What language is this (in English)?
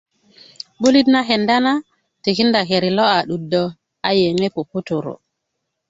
Kuku